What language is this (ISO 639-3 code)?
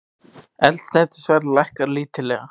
isl